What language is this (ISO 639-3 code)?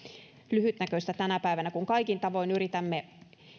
fin